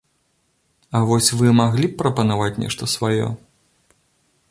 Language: Belarusian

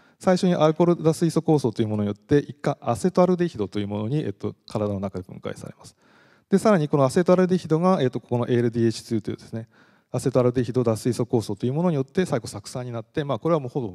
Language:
Japanese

